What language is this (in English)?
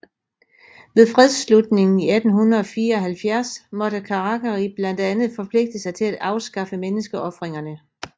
Danish